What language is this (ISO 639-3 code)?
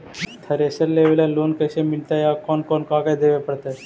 mag